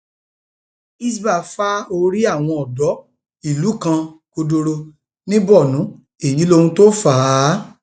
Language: Yoruba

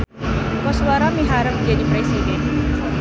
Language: Sundanese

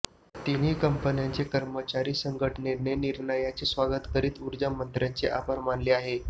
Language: Marathi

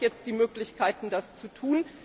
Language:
German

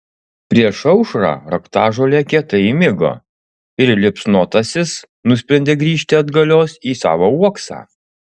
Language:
Lithuanian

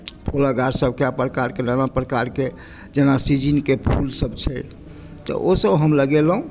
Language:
Maithili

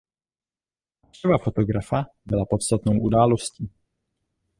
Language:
Czech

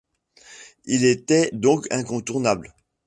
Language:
French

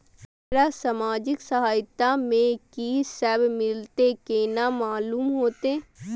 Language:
Maithili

